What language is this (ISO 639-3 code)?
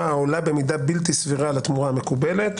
heb